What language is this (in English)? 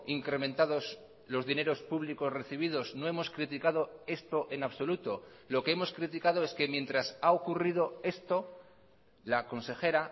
Spanish